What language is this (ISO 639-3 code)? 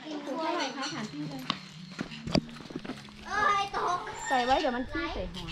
tha